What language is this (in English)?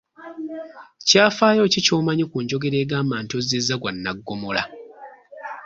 Ganda